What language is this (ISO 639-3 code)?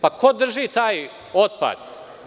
srp